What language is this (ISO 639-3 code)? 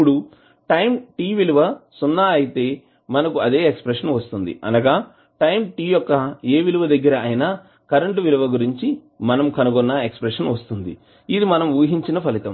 tel